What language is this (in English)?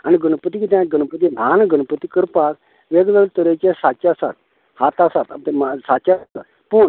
Konkani